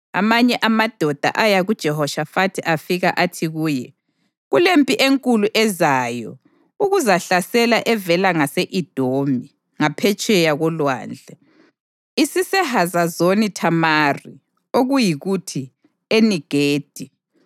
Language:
North Ndebele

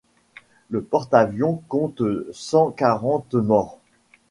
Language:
French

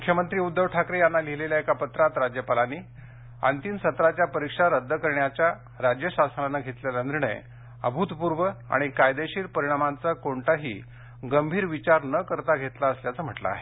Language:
Marathi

